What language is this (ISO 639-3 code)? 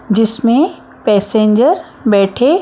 hin